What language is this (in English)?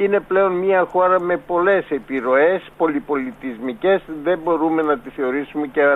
Greek